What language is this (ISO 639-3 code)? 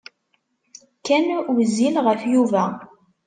kab